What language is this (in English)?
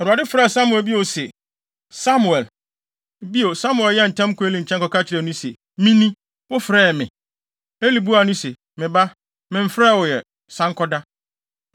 Akan